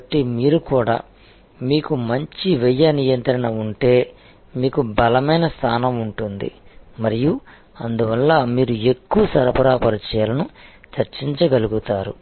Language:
Telugu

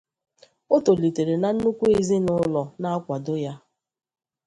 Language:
Igbo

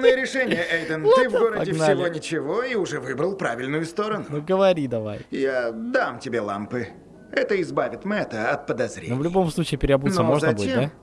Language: Russian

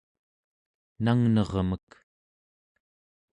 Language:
Central Yupik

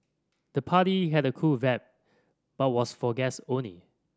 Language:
English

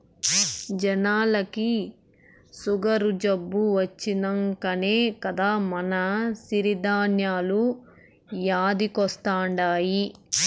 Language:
Telugu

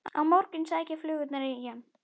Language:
Icelandic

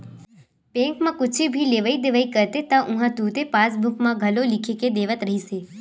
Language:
Chhattisgarhi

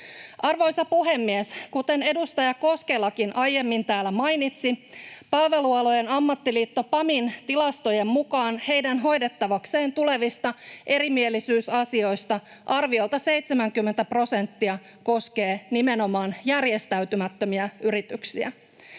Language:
Finnish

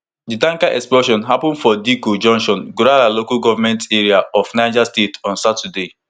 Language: Nigerian Pidgin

